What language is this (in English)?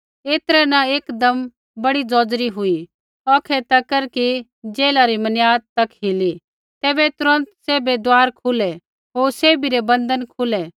Kullu Pahari